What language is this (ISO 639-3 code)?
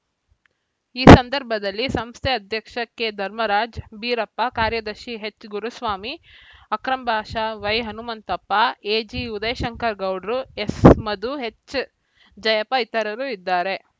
kan